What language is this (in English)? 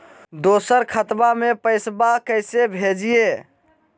Magahi